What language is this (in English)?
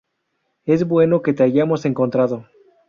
Spanish